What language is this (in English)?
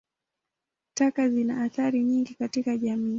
Swahili